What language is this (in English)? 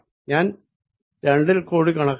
Malayalam